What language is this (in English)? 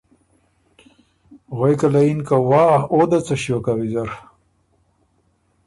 Ormuri